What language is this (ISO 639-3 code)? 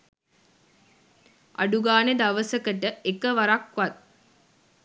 sin